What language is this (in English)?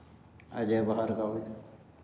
Hindi